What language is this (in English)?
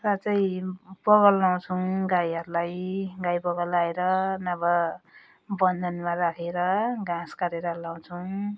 Nepali